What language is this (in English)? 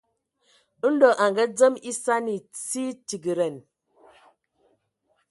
Ewondo